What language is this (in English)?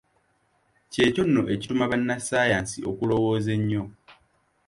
Ganda